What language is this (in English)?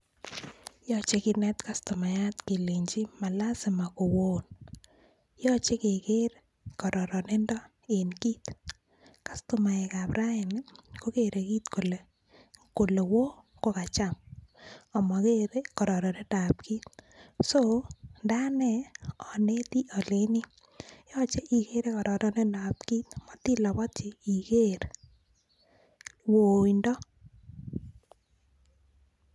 Kalenjin